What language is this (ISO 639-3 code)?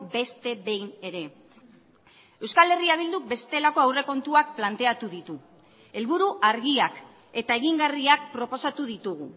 eus